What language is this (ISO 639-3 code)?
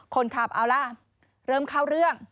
tha